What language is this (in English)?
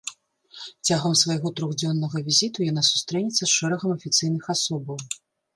Belarusian